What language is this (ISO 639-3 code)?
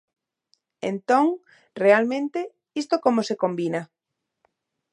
glg